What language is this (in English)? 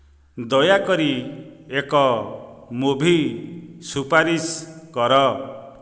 Odia